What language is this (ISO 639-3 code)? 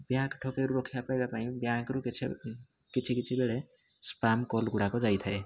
ori